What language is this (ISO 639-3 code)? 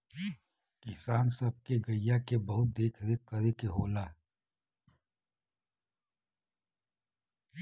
bho